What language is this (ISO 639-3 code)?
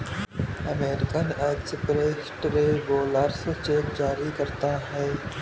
hin